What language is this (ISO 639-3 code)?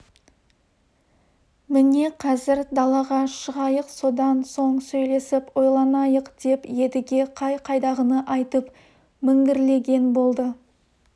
kaz